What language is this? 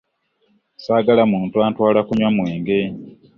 Ganda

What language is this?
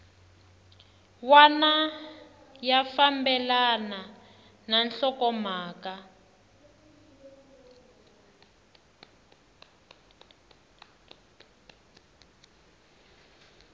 Tsonga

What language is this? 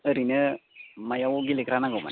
Bodo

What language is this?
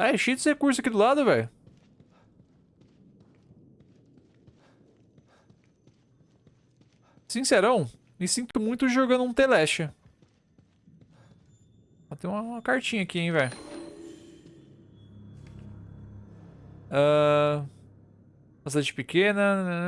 Portuguese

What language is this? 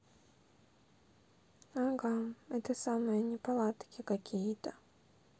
Russian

